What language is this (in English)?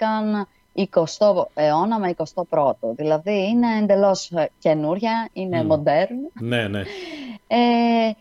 Greek